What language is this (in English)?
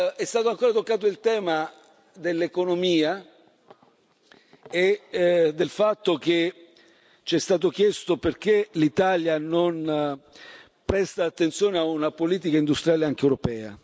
Italian